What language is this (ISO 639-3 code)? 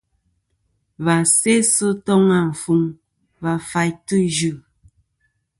bkm